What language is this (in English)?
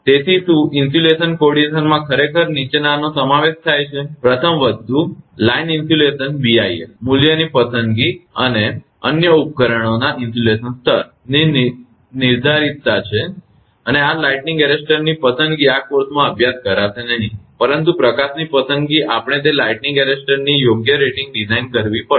Gujarati